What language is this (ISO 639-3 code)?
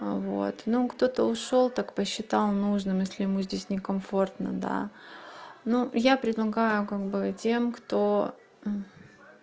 rus